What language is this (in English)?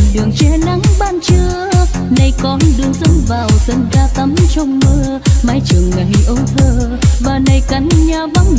Vietnamese